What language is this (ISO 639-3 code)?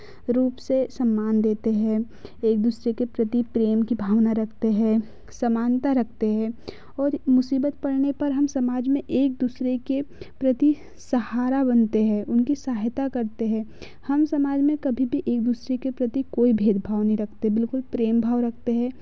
hin